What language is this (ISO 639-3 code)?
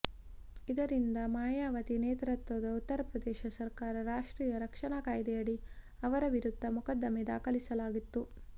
kan